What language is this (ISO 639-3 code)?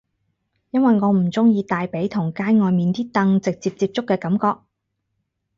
yue